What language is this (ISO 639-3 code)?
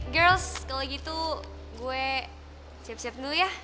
ind